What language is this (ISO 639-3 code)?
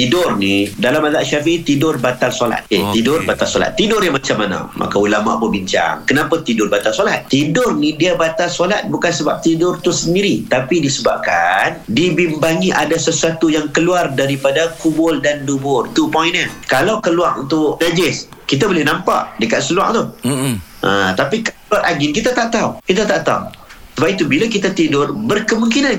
msa